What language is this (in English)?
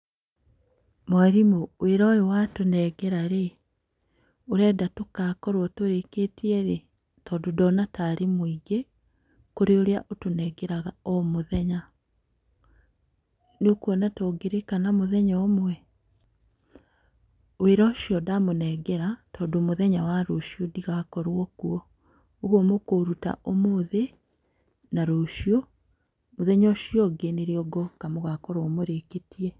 Kikuyu